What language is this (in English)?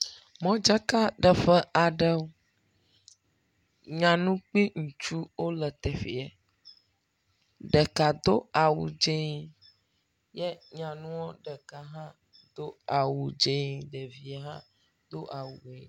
Ewe